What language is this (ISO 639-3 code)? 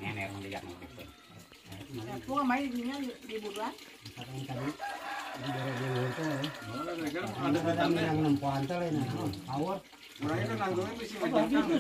ind